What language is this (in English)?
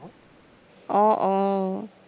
Assamese